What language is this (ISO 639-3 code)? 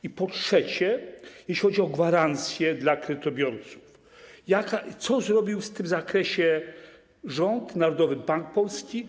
pol